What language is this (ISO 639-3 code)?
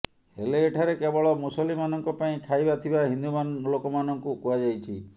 ori